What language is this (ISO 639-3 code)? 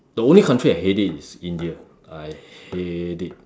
eng